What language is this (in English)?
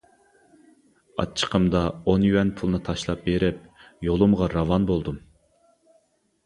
Uyghur